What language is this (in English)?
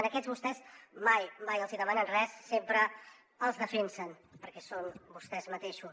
Catalan